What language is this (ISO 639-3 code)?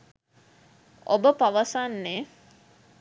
sin